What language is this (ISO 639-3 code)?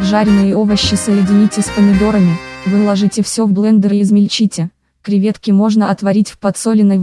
rus